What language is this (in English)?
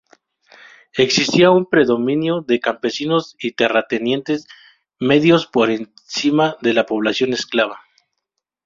Spanish